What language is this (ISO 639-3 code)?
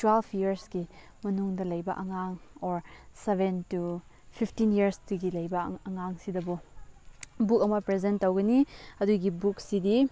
mni